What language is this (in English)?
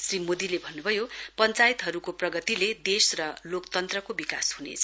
Nepali